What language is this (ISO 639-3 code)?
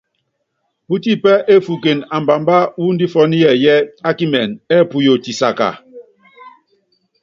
yav